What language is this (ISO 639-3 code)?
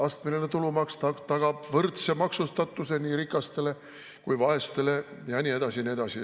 est